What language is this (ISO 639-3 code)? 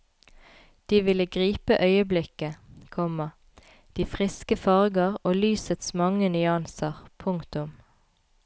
nor